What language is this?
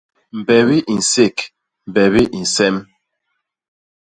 Basaa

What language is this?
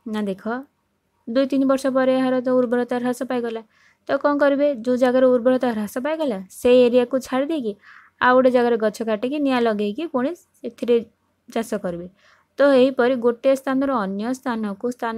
Hindi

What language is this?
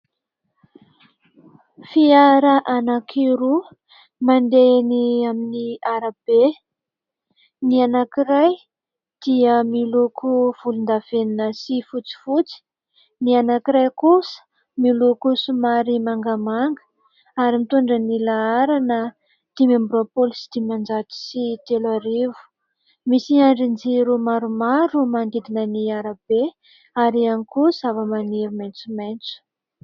Malagasy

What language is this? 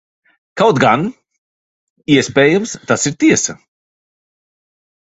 Latvian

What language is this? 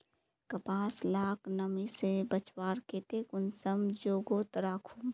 Magahi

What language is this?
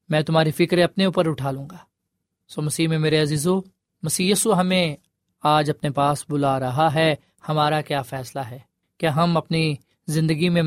Urdu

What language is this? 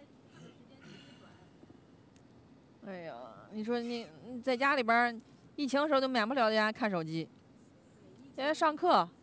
Chinese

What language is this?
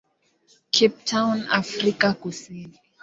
Swahili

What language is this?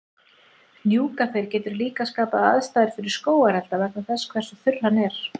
Icelandic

